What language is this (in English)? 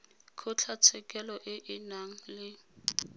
Tswana